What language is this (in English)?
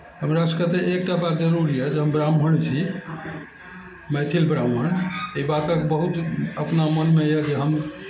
Maithili